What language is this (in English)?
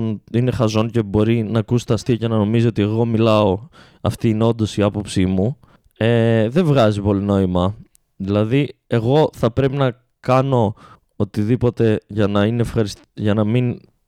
Greek